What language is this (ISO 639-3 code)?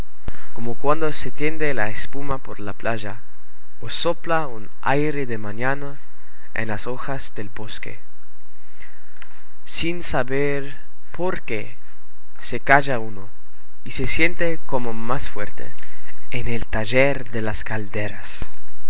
spa